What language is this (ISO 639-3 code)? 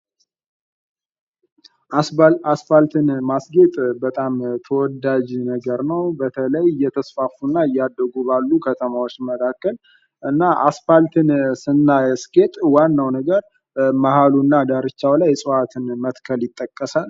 amh